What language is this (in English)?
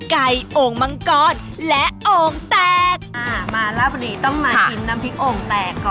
Thai